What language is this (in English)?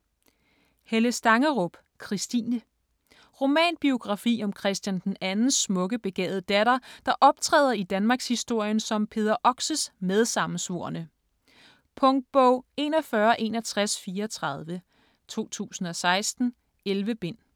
Danish